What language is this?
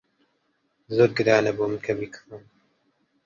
Central Kurdish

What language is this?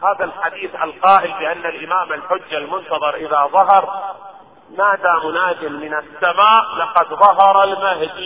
Arabic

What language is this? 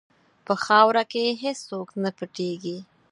Pashto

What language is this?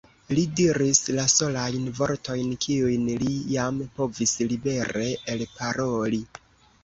Esperanto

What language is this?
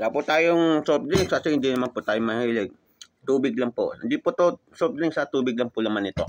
Filipino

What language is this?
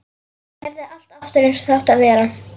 Icelandic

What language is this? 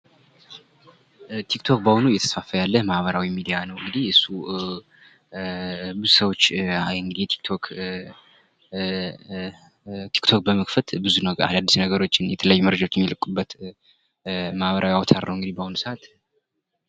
Amharic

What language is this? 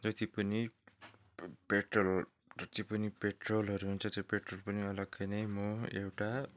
Nepali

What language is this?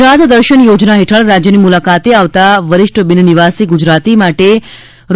Gujarati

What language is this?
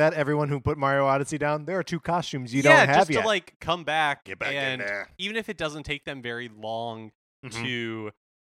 English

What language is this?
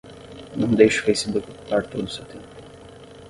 Portuguese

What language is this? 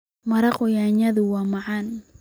Somali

